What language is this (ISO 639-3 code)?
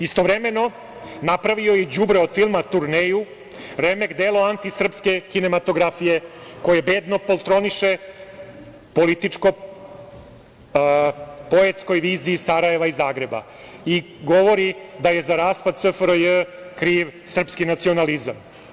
srp